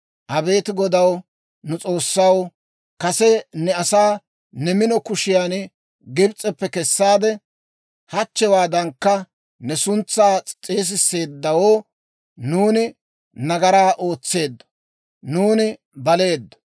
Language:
Dawro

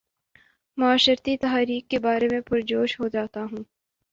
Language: Urdu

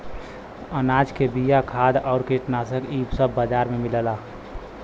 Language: Bhojpuri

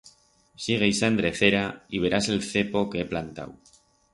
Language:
Aragonese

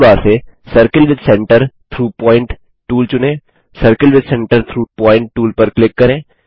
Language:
Hindi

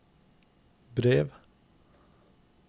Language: Norwegian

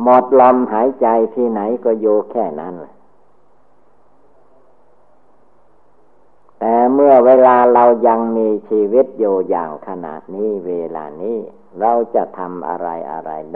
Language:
Thai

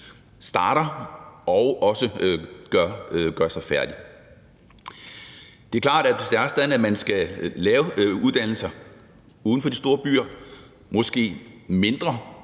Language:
Danish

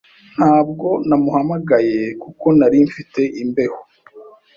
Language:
Kinyarwanda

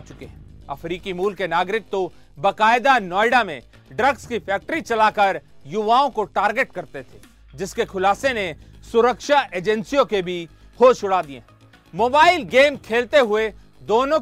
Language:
Hindi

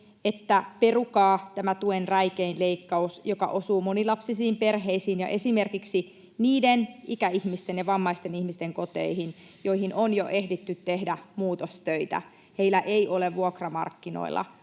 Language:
Finnish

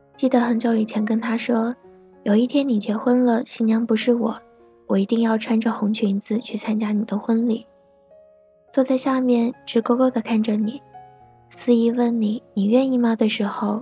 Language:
Chinese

